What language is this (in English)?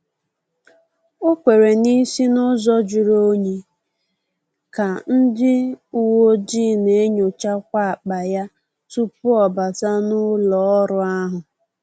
Igbo